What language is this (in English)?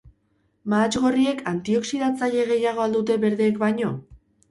Basque